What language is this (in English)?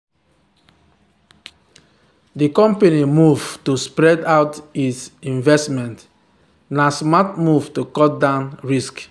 Nigerian Pidgin